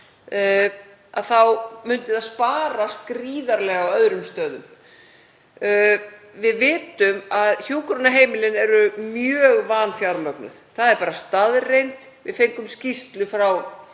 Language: Icelandic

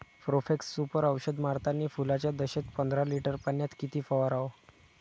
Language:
Marathi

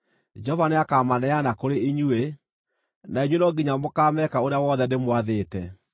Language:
Kikuyu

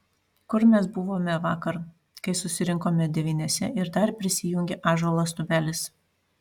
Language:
Lithuanian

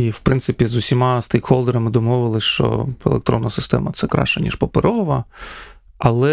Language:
Ukrainian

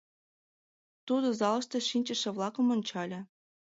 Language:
Mari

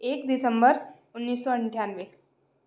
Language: Hindi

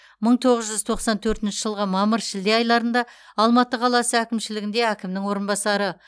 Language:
Kazakh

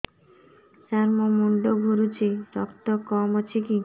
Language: Odia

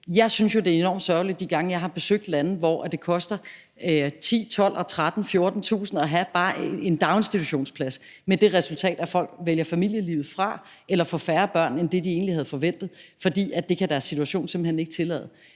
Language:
Danish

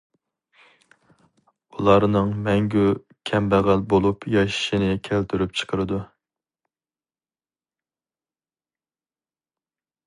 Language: Uyghur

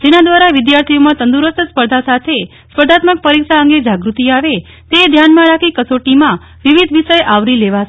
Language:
Gujarati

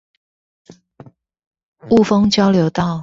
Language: Chinese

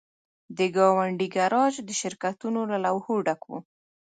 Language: Pashto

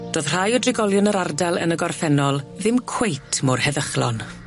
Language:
Welsh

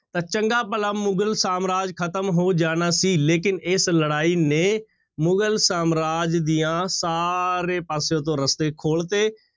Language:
Punjabi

